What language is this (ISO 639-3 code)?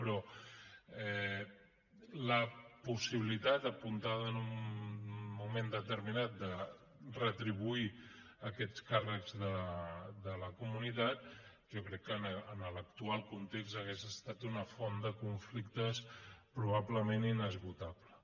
cat